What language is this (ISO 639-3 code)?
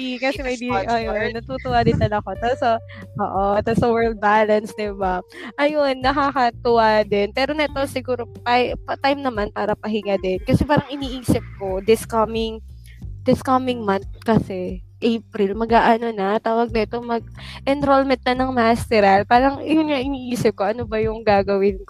fil